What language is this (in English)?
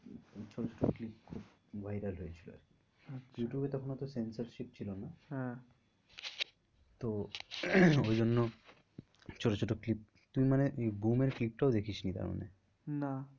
Bangla